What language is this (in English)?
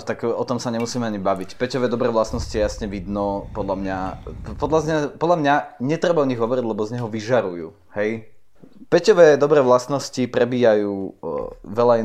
Slovak